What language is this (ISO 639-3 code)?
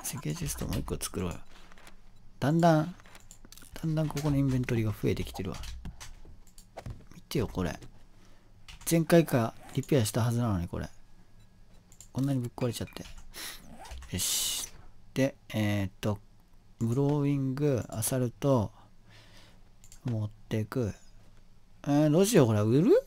jpn